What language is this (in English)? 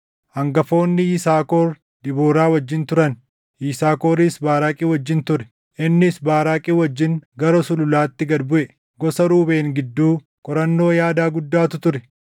Oromo